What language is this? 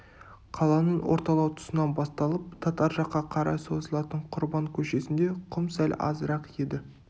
Kazakh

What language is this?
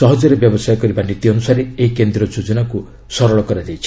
Odia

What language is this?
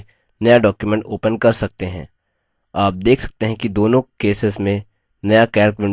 Hindi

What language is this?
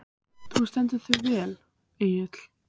Icelandic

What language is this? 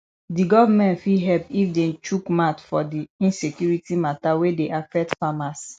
Nigerian Pidgin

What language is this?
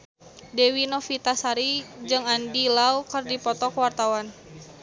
Sundanese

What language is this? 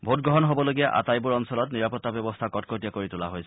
Assamese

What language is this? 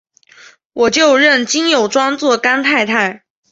Chinese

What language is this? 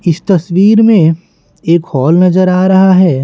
Hindi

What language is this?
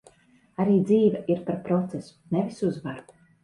Latvian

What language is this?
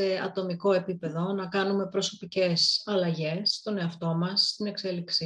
Greek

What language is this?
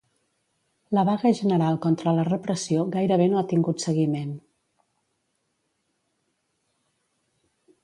Catalan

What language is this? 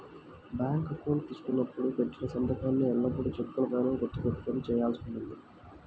Telugu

